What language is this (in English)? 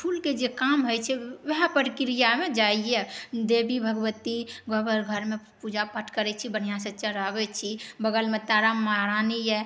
Maithili